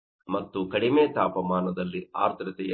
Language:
Kannada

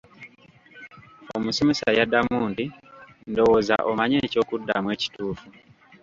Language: Ganda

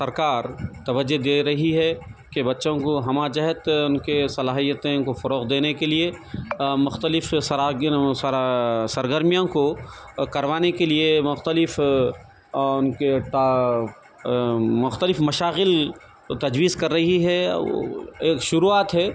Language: Urdu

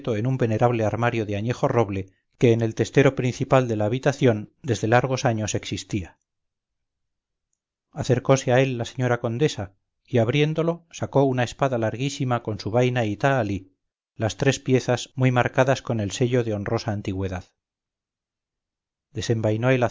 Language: Spanish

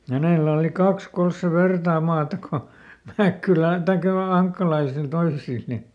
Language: Finnish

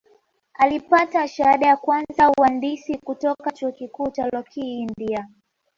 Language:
Swahili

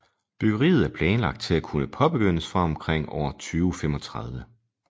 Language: Danish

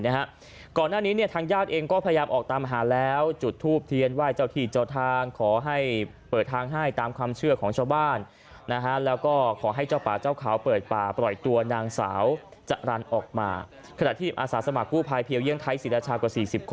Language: Thai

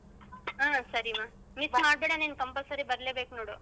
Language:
Kannada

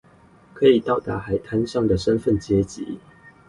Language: Chinese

